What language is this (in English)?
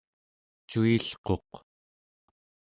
Central Yupik